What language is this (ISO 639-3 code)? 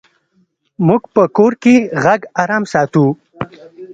pus